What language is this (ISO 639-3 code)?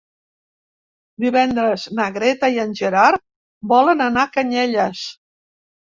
cat